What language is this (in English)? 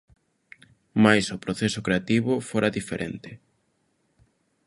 Galician